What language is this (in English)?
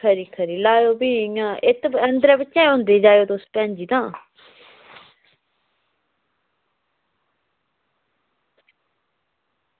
Dogri